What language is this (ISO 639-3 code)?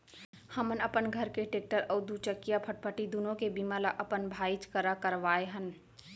hne